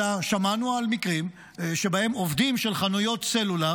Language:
Hebrew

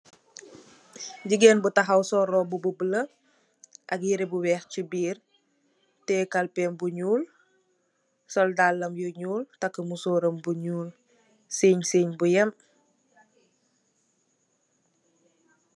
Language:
Wolof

